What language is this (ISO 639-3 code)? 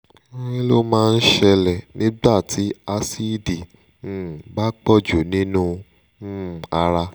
yor